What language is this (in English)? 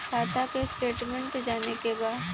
Bhojpuri